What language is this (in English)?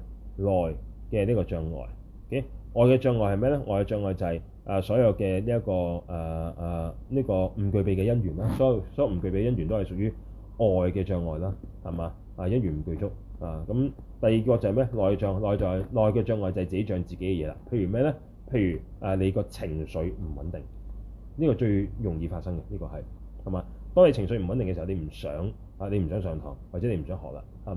Chinese